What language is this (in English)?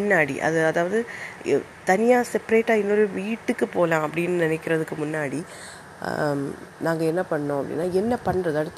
Tamil